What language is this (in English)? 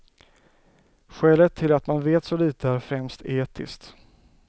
Swedish